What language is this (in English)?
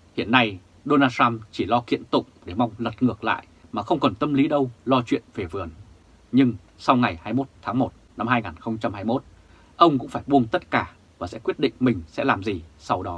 Vietnamese